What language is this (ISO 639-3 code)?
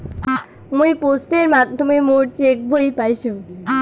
ben